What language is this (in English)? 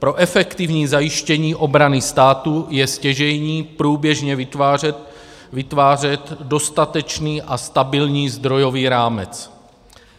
Czech